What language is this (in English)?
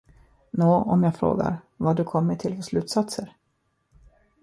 Swedish